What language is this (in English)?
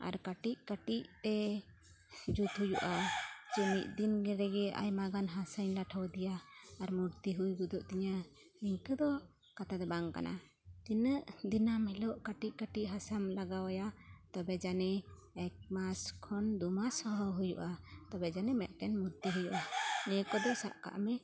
Santali